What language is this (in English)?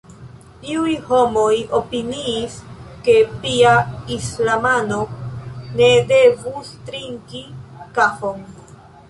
Esperanto